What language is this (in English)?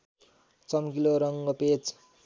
Nepali